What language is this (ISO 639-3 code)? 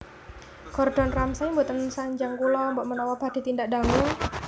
jav